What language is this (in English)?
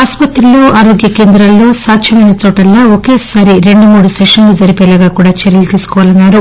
Telugu